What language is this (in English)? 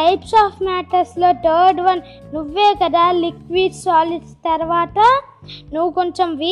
Telugu